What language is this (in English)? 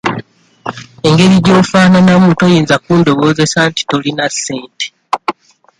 Ganda